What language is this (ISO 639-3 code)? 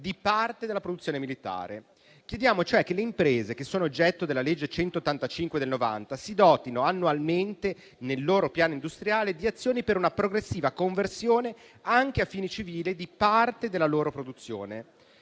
ita